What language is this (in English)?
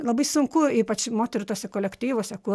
Lithuanian